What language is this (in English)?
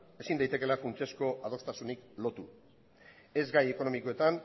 Basque